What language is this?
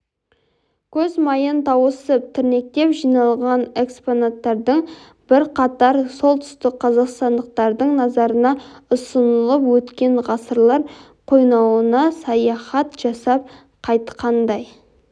Kazakh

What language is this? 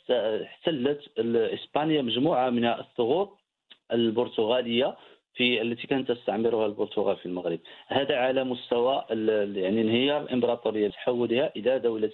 Arabic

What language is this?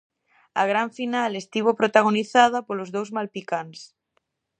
Galician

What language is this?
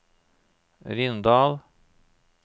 Norwegian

